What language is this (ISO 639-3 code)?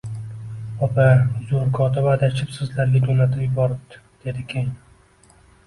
uzb